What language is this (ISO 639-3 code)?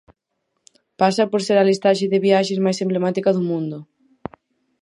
glg